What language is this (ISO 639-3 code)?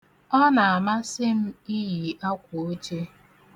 ibo